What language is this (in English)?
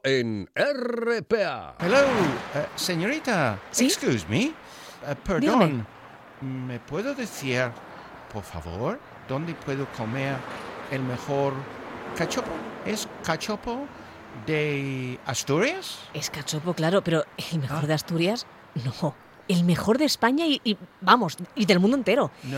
Spanish